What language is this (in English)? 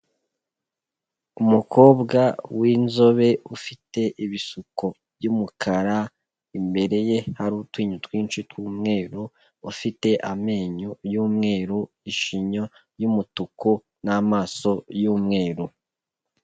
Kinyarwanda